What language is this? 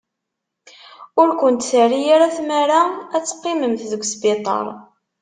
Kabyle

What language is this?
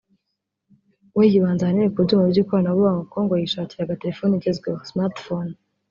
Kinyarwanda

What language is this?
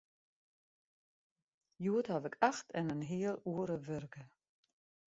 Western Frisian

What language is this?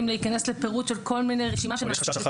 Hebrew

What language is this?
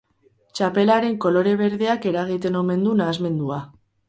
Basque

